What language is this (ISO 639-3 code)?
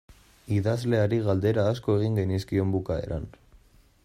eus